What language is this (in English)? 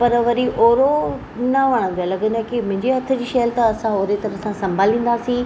Sindhi